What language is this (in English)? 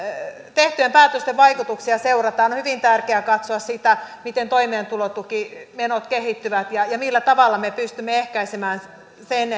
Finnish